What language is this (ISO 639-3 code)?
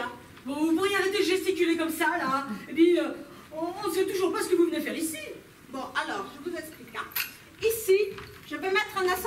fra